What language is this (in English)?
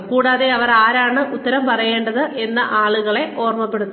Malayalam